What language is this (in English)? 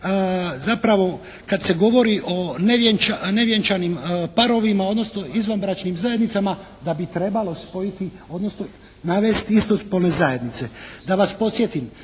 Croatian